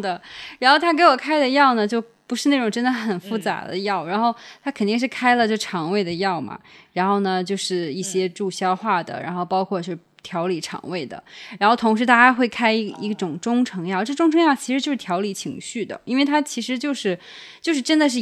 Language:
Chinese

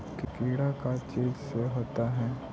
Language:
Magahi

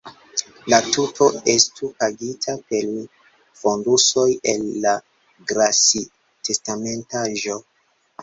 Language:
Esperanto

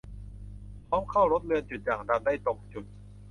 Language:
Thai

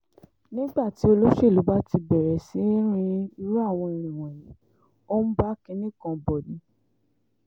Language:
Yoruba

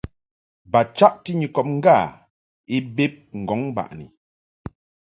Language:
Mungaka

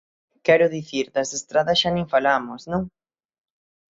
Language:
Galician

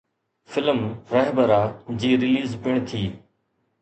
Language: Sindhi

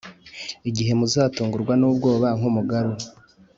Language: Kinyarwanda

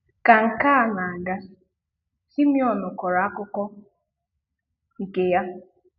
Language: Igbo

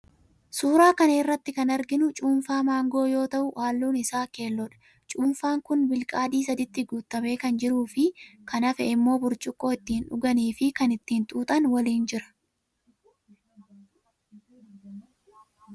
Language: Oromo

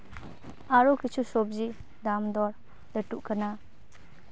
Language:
Santali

